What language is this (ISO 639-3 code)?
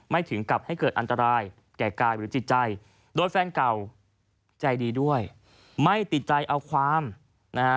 tha